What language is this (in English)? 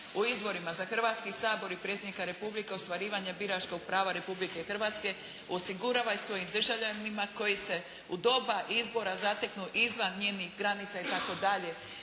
Croatian